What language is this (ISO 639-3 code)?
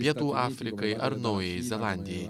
lit